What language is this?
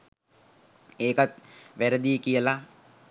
Sinhala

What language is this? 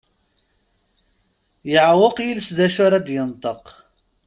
Kabyle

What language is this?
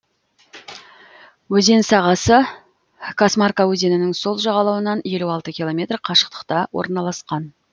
Kazakh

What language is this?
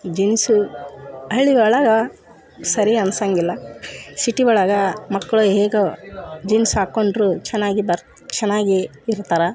Kannada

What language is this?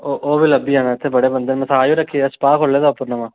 Dogri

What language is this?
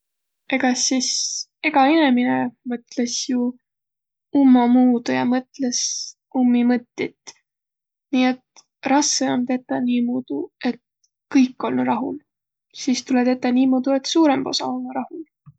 Võro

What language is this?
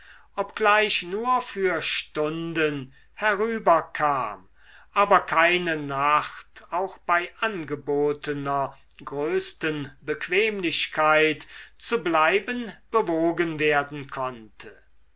German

